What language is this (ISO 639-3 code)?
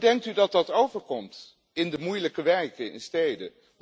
nld